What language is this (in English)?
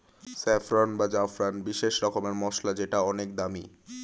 Bangla